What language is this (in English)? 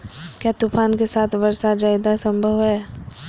Magahi